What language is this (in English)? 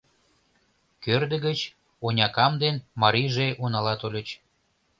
Mari